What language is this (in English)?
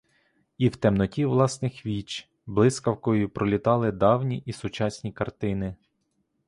Ukrainian